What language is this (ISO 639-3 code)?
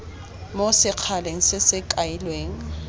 tsn